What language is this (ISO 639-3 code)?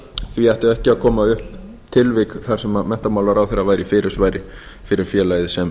isl